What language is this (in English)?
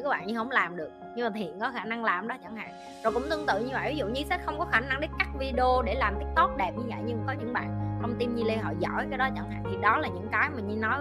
Vietnamese